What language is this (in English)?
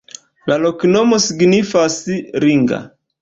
Esperanto